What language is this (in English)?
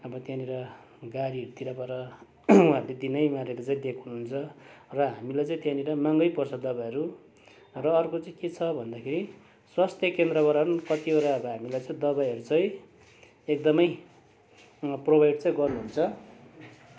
Nepali